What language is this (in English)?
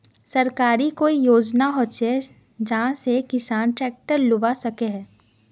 Magahi